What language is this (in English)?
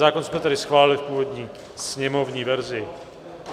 Czech